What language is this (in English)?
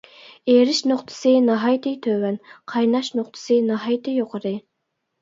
Uyghur